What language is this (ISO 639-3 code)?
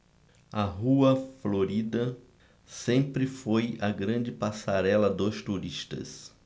por